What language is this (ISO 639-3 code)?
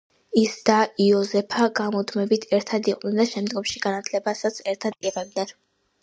kat